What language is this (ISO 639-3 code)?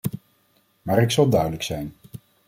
nld